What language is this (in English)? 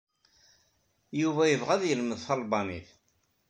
Kabyle